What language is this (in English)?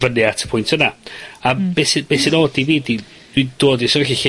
Welsh